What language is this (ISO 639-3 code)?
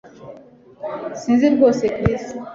kin